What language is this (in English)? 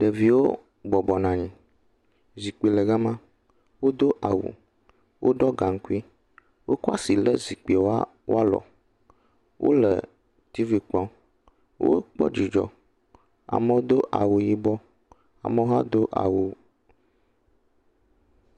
Ewe